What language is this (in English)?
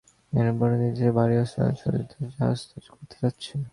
Bangla